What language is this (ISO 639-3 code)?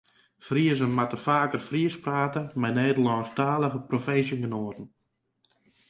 fry